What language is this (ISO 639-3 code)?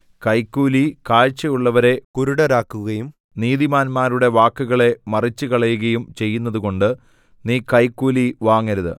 mal